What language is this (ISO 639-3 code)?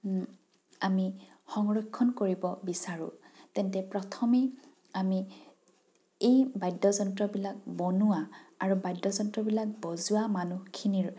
asm